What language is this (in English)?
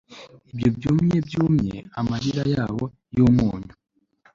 Kinyarwanda